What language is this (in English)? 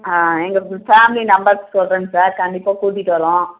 Tamil